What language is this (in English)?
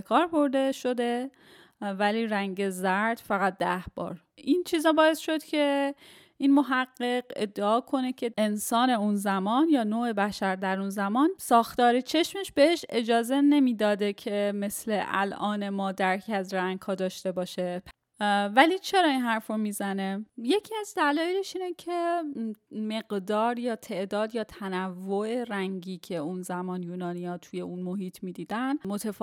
Persian